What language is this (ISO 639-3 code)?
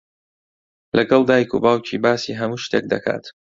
ckb